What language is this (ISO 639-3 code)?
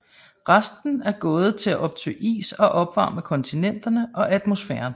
dan